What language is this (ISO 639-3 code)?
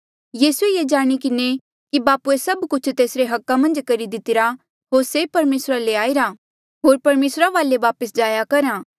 mjl